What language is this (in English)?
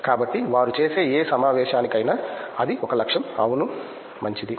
Telugu